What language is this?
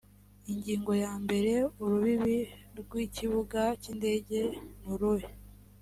Kinyarwanda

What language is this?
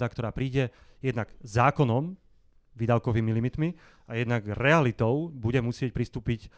Slovak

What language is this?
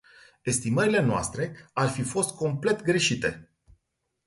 Romanian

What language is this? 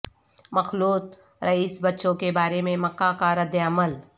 Urdu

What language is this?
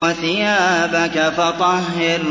Arabic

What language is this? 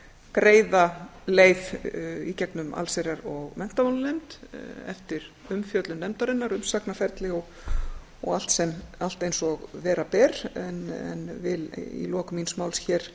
Icelandic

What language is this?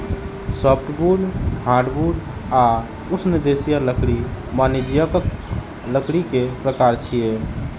Maithili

